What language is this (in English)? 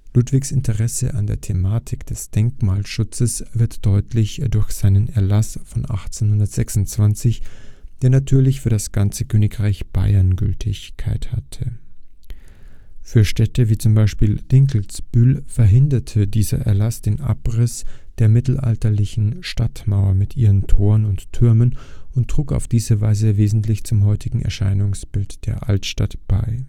German